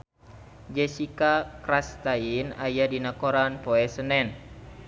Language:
Sundanese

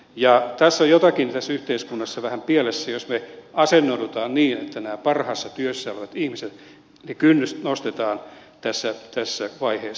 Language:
Finnish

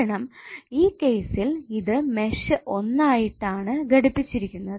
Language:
Malayalam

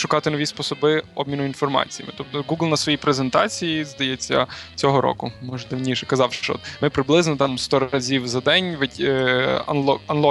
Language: Ukrainian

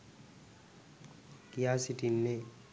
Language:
Sinhala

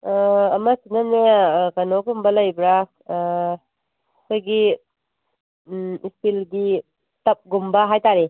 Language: Manipuri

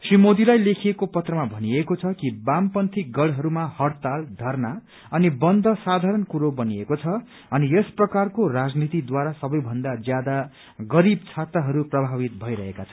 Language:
Nepali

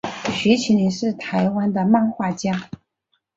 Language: Chinese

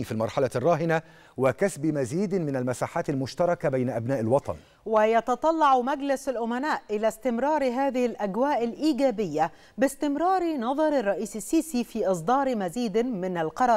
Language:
Arabic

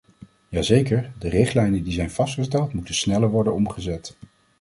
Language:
Dutch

